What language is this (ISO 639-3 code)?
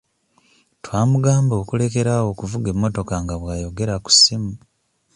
lug